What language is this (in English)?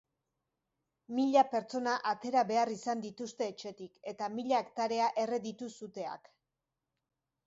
Basque